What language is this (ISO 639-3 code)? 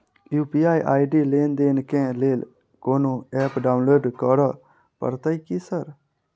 mai